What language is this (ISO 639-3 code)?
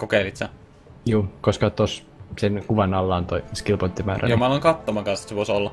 fin